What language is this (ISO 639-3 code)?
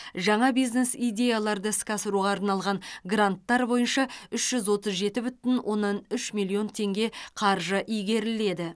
kaz